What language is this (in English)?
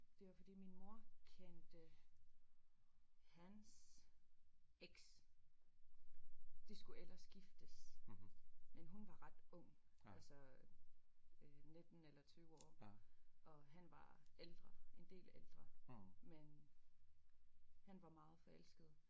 Danish